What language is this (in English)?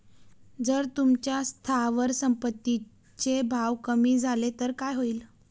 Marathi